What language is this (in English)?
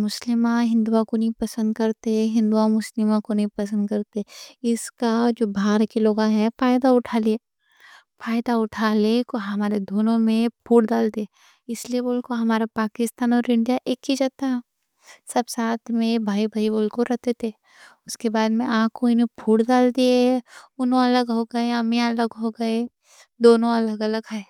Deccan